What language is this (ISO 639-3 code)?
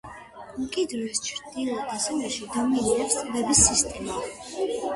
kat